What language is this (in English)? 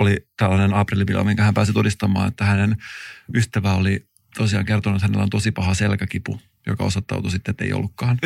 Finnish